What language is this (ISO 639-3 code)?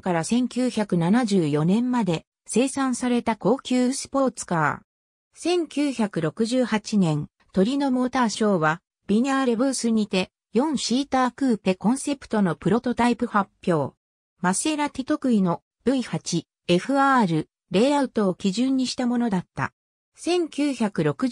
jpn